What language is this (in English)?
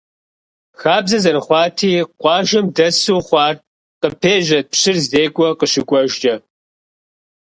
Kabardian